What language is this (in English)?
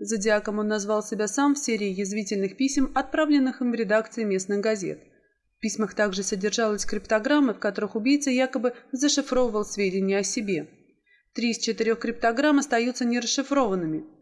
Russian